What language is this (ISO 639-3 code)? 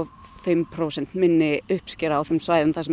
isl